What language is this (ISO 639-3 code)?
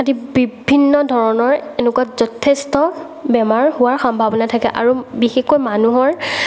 asm